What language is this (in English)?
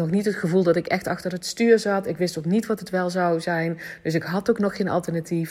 Dutch